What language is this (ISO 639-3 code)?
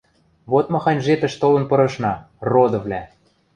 mrj